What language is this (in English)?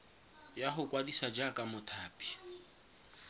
Tswana